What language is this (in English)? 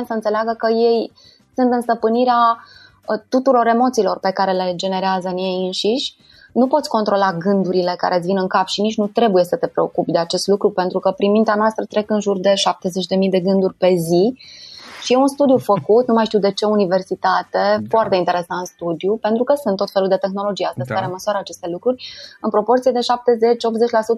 Romanian